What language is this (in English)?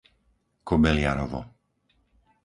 Slovak